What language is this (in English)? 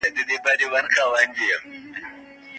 Pashto